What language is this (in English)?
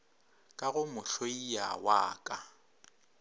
Northern Sotho